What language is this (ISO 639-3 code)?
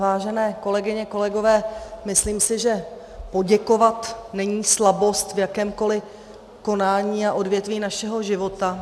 ces